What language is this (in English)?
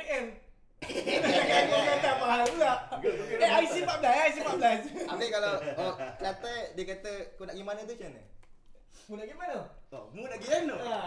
Malay